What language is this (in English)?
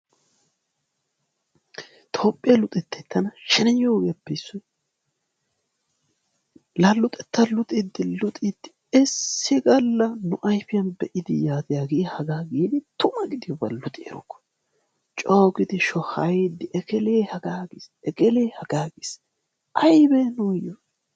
Wolaytta